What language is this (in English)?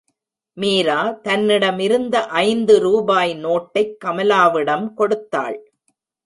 Tamil